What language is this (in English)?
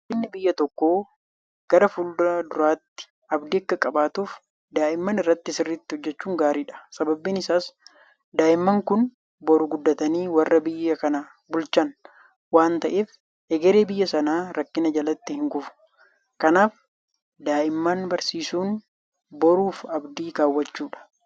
Oromo